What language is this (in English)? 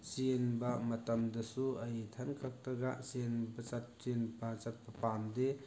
Manipuri